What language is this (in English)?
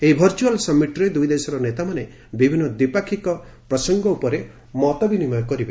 Odia